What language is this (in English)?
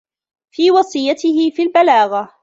Arabic